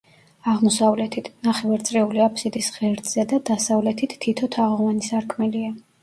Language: Georgian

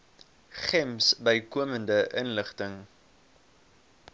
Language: Afrikaans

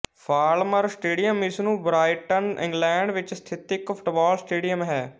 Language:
Punjabi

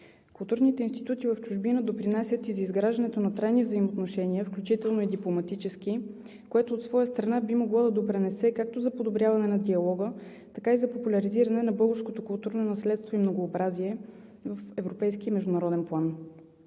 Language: Bulgarian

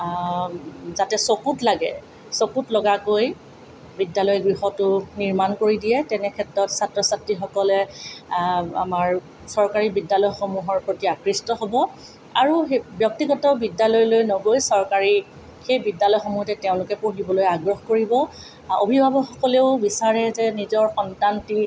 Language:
Assamese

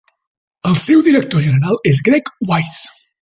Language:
Catalan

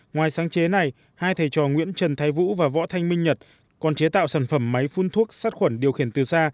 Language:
Vietnamese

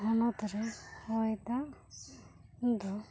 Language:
Santali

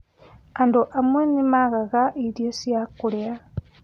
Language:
Kikuyu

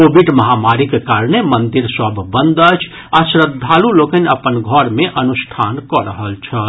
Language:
Maithili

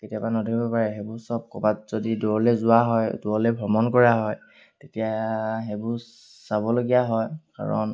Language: Assamese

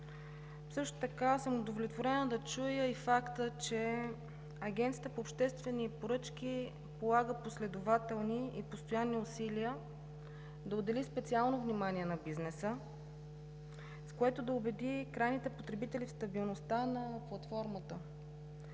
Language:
Bulgarian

